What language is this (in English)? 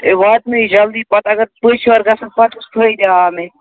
Kashmiri